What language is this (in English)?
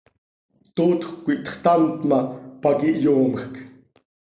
Seri